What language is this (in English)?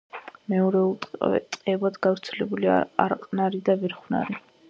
Georgian